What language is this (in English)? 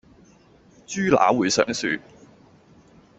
Cantonese